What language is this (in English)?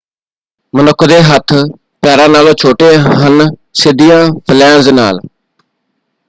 Punjabi